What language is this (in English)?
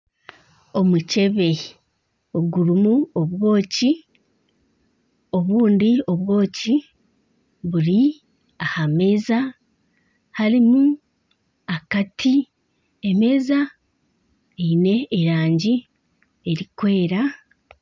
Nyankole